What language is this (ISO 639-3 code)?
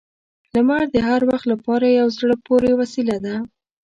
pus